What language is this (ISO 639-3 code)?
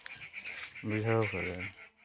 sat